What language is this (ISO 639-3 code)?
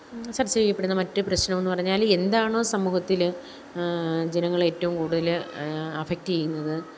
mal